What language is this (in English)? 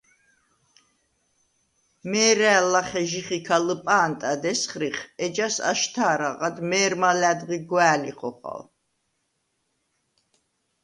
Svan